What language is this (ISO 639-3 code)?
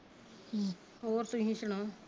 pan